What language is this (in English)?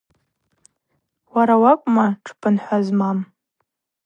Abaza